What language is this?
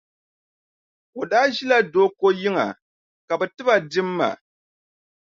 Dagbani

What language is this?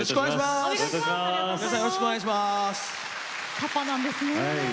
Japanese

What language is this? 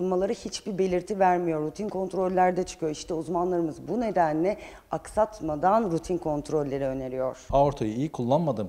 Turkish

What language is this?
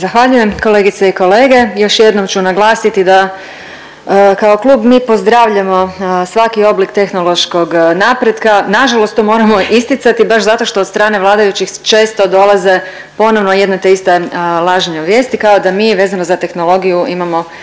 Croatian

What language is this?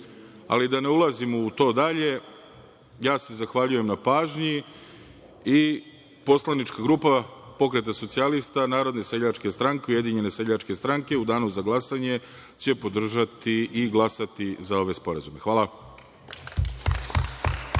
Serbian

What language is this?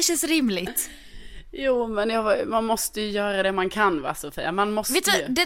Swedish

